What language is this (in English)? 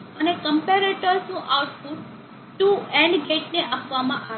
Gujarati